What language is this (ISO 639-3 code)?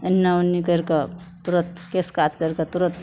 mai